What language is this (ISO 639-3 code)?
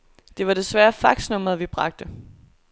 dan